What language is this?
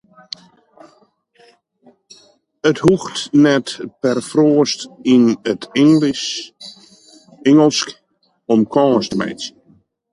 Western Frisian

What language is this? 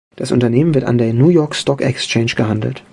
German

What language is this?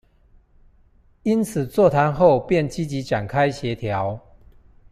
Chinese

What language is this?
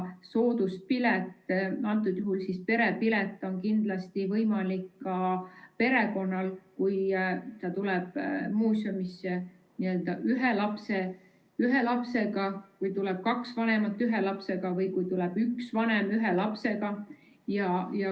Estonian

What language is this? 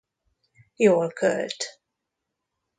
Hungarian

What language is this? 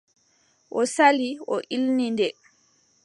Adamawa Fulfulde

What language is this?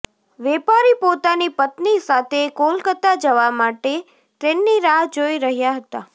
Gujarati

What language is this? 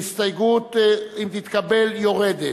Hebrew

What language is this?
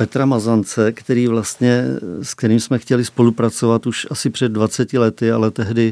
Czech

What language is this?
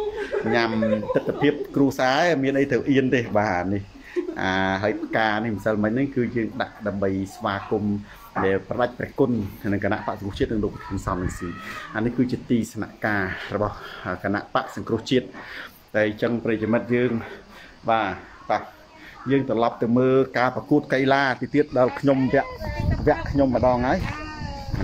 Thai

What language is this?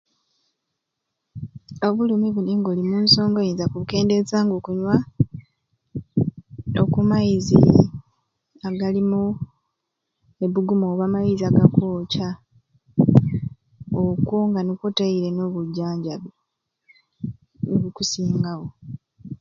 Ruuli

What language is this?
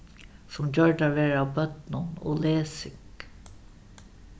Faroese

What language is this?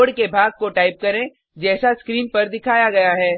Hindi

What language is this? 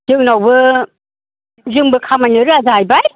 Bodo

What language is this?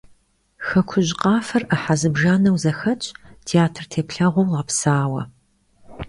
Kabardian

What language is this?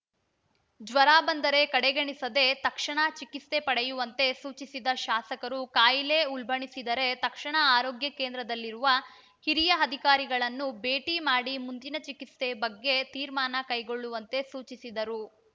Kannada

